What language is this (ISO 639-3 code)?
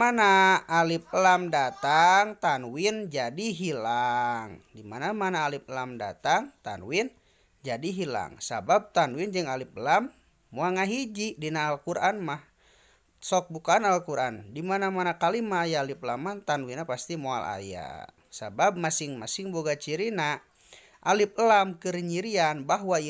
ind